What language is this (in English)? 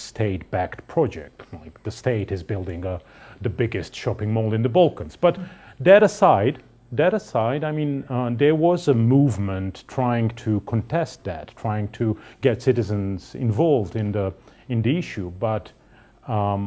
English